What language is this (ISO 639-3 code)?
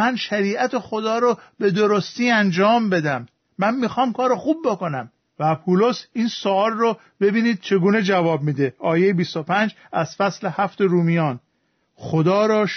fas